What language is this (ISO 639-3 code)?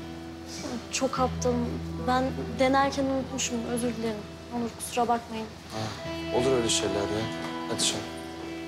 tur